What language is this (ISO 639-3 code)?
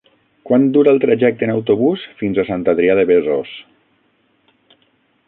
cat